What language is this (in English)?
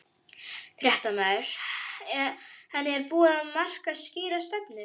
Icelandic